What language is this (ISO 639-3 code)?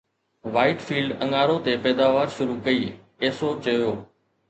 snd